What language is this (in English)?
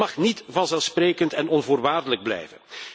Dutch